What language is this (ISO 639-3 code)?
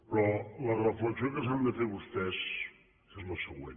cat